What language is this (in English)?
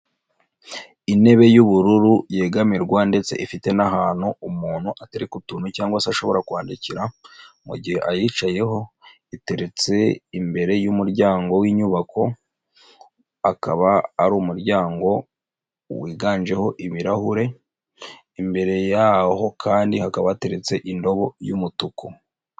Kinyarwanda